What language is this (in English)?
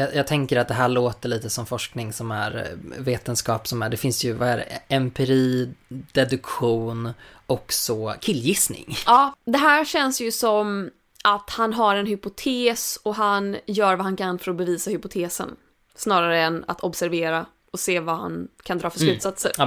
Swedish